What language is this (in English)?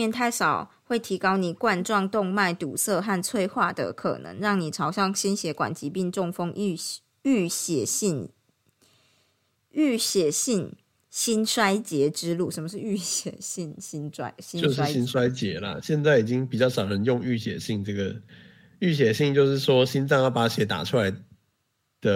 Chinese